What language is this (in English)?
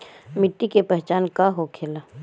Bhojpuri